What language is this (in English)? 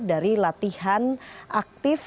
Indonesian